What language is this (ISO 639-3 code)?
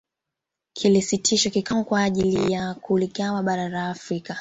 swa